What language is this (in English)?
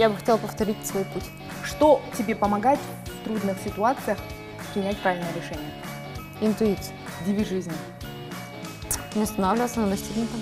Russian